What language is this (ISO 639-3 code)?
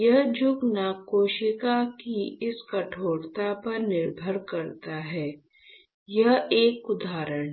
hin